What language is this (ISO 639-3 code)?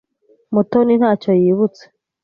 kin